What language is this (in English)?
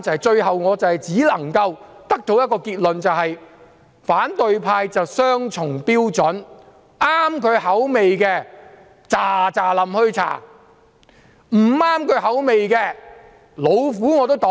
Cantonese